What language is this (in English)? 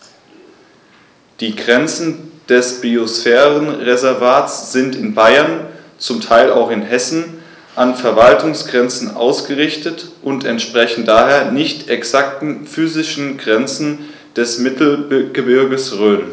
German